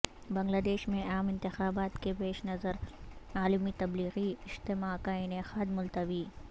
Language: Urdu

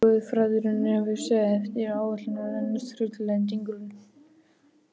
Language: Icelandic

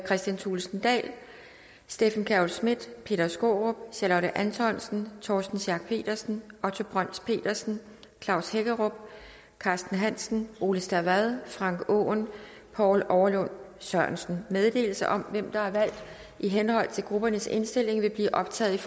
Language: Danish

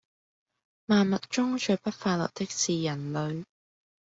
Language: Cantonese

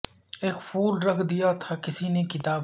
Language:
Urdu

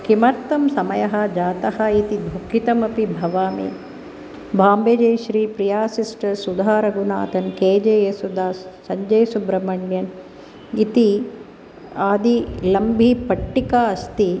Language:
Sanskrit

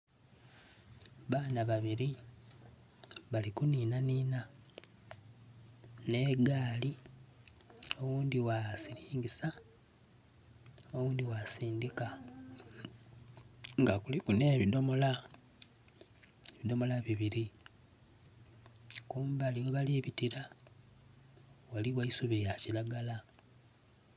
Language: Soga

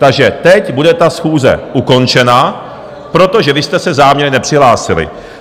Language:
Czech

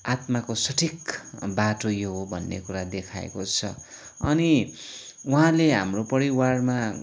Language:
Nepali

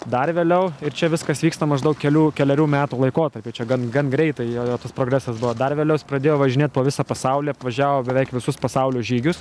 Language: Lithuanian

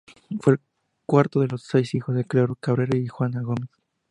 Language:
Spanish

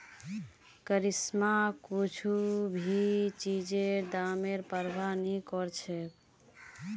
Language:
Magahi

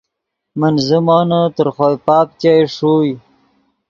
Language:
Yidgha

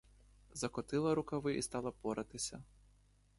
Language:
Ukrainian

